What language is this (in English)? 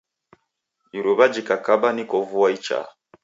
Taita